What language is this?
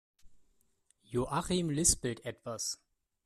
German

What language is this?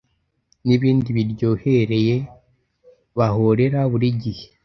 Kinyarwanda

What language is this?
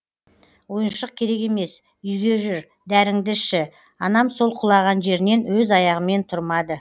Kazakh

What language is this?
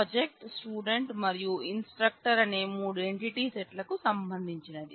Telugu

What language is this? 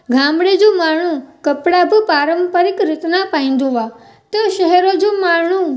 Sindhi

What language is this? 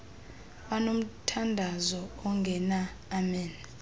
Xhosa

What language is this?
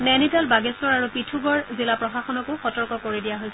Assamese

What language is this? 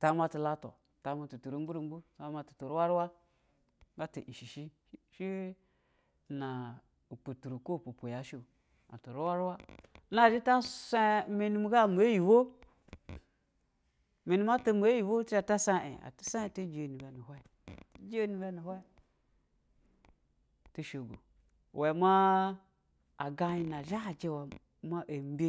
Basa (Nigeria)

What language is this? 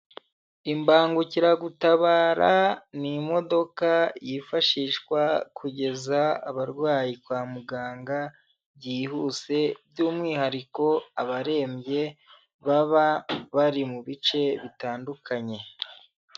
Kinyarwanda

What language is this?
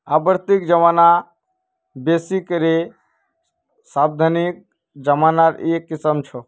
Magahi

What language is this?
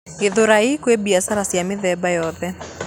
Kikuyu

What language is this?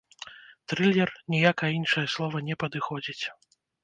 Belarusian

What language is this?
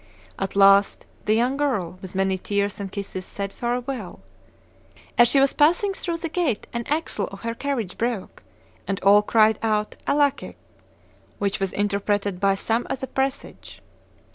English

